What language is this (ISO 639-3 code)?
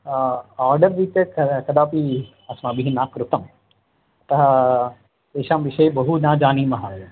san